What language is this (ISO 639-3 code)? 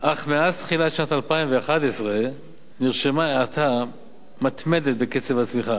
heb